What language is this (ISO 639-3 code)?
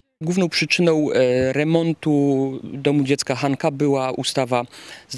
pol